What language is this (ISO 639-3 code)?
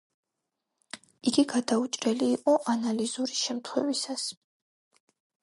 kat